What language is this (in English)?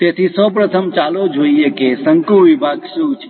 Gujarati